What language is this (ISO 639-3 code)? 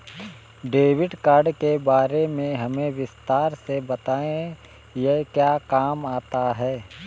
hin